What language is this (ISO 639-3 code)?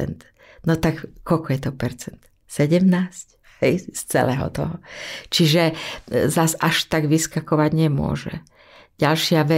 slk